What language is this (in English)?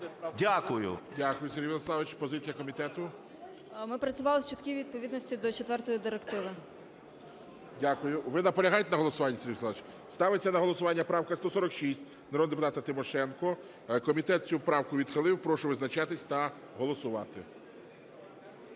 Ukrainian